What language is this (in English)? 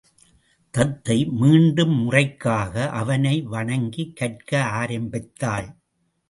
Tamil